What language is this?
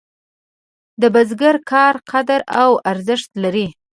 Pashto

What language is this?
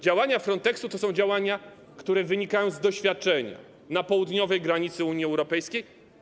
Polish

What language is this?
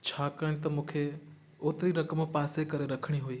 Sindhi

